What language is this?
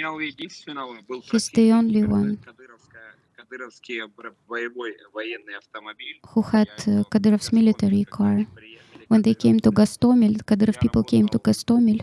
English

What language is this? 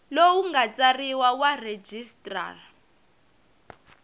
Tsonga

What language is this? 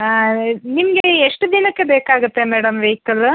Kannada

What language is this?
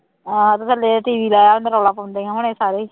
Punjabi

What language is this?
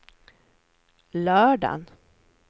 Swedish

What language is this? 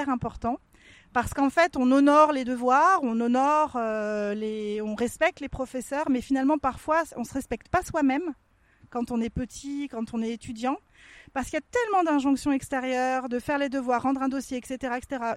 French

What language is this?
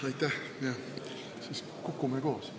Estonian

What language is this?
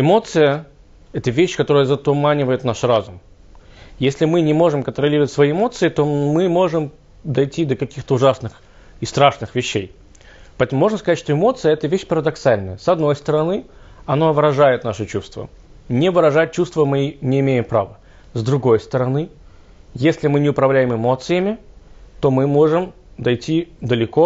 Russian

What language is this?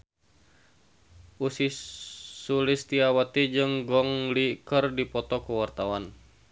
Sundanese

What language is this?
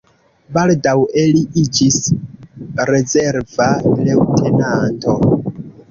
Esperanto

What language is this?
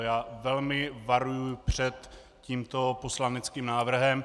Czech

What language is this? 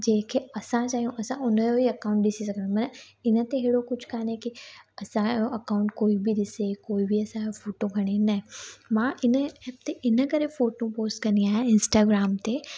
Sindhi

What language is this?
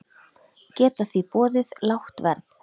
Icelandic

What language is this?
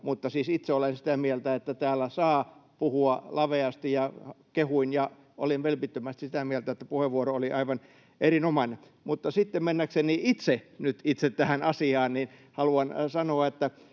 Finnish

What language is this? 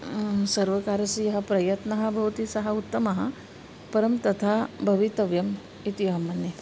Sanskrit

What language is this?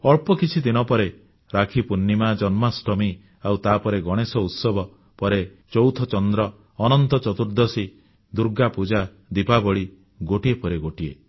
Odia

